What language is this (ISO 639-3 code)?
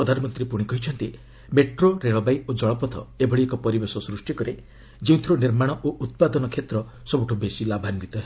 ori